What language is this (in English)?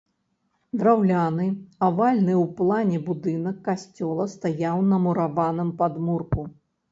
Belarusian